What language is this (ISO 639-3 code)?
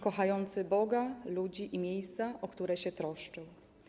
pol